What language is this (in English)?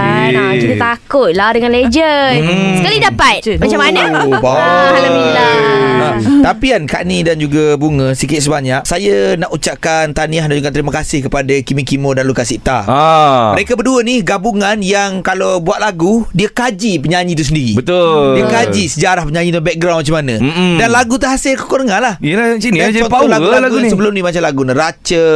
Malay